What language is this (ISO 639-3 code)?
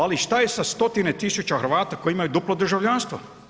hrv